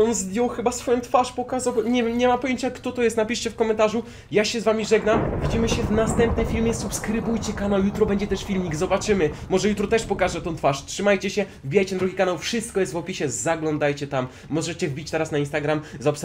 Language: Polish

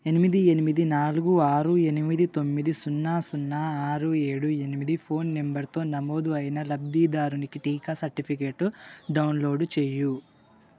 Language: Telugu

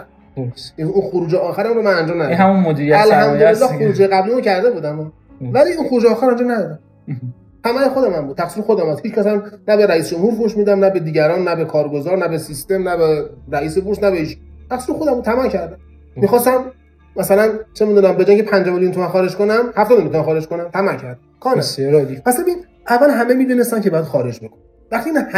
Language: Persian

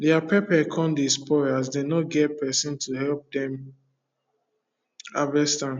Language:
Nigerian Pidgin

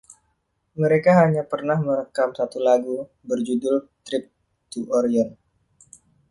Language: Indonesian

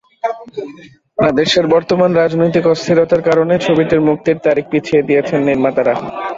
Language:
Bangla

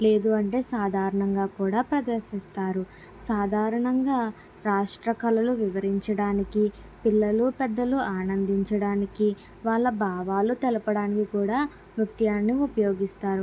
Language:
Telugu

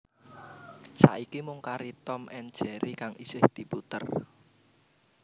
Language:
Javanese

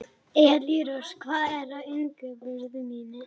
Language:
Icelandic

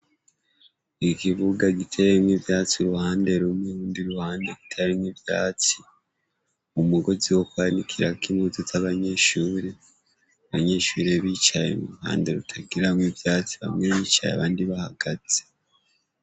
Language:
Rundi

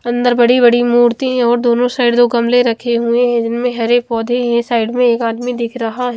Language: Hindi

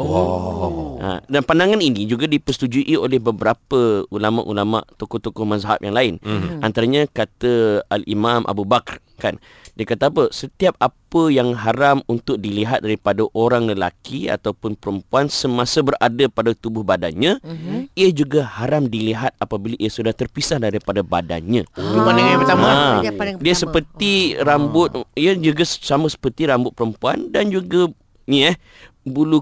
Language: Malay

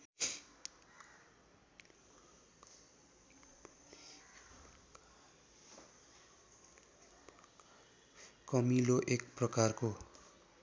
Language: Nepali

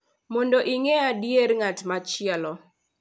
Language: Luo (Kenya and Tanzania)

